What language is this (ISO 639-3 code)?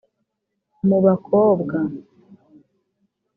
kin